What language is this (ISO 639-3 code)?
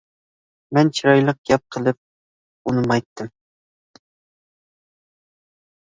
uig